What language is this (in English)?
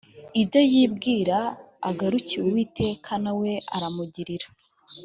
Kinyarwanda